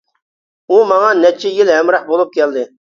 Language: Uyghur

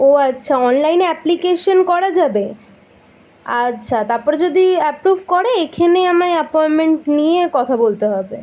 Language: Bangla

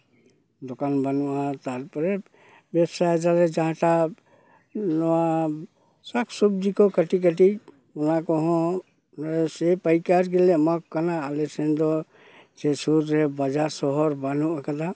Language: Santali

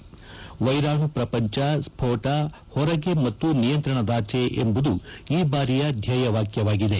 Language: Kannada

